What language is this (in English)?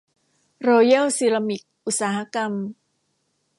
Thai